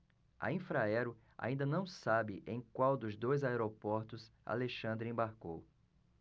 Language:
Portuguese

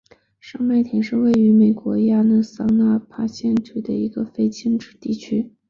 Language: Chinese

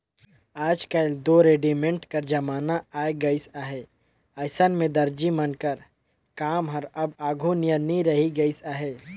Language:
Chhattisgarhi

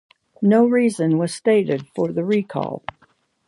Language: English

